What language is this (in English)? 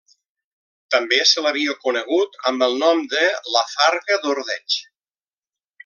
Catalan